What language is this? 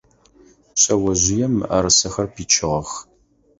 Adyghe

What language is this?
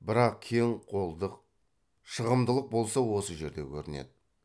Kazakh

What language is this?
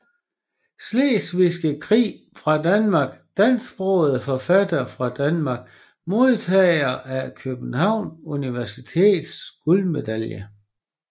Danish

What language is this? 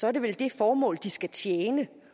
Danish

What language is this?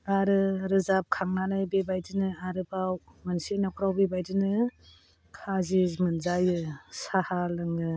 Bodo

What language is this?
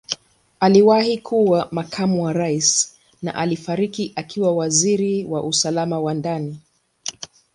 Swahili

